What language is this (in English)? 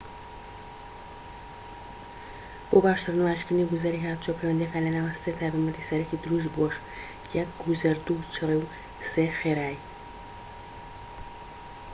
Central Kurdish